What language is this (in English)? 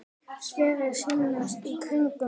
Icelandic